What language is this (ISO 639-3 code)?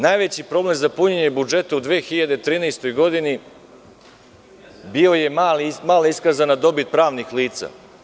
srp